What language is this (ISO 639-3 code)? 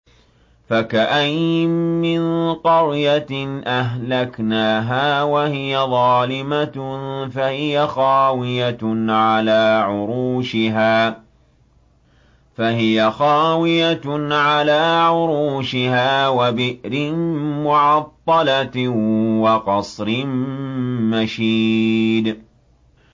ara